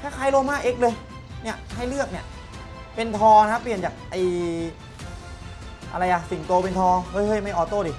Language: Thai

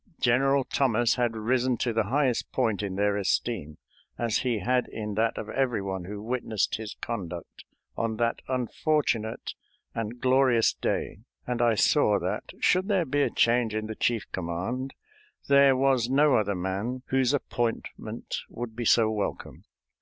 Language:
English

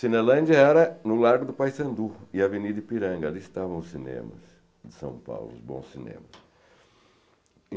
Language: Portuguese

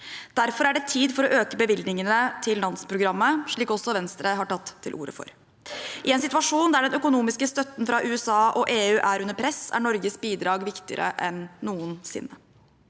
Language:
Norwegian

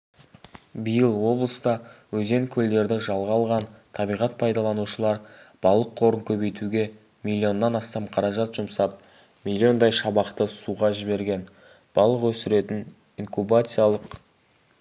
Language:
Kazakh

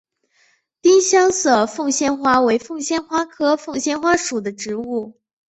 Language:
Chinese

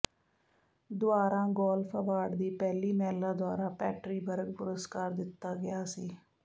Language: Punjabi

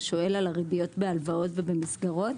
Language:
Hebrew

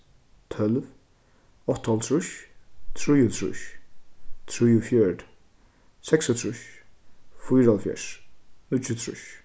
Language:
Faroese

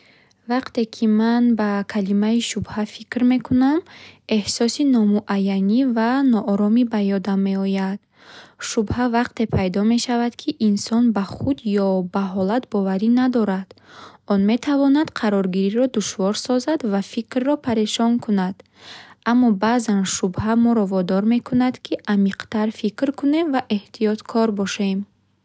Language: Bukharic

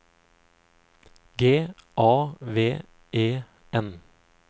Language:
Norwegian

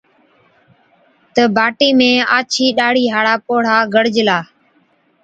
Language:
Od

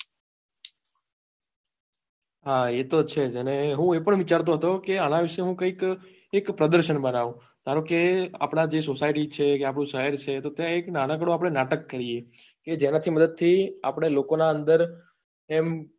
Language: Gujarati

